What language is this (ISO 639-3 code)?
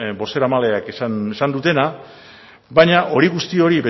eus